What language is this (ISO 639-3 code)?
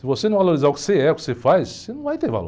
por